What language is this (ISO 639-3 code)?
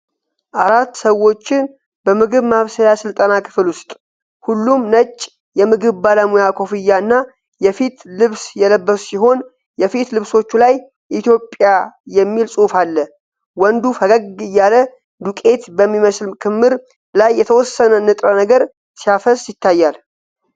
amh